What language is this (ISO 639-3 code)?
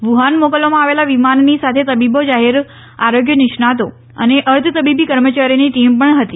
guj